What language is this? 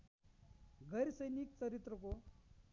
Nepali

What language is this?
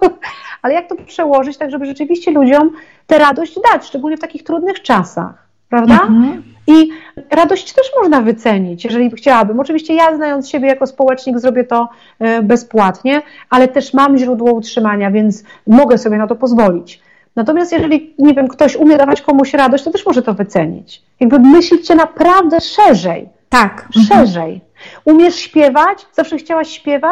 Polish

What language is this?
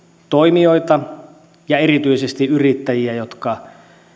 Finnish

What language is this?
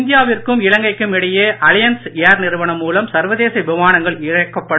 Tamil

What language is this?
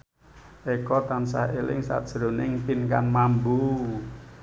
Javanese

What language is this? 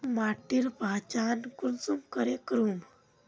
Magahi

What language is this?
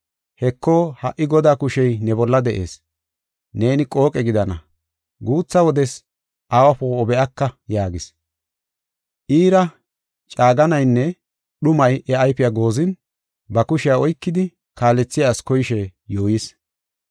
Gofa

